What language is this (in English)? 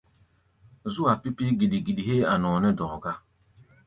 Gbaya